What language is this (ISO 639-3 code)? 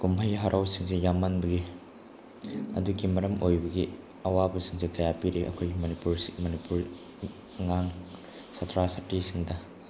mni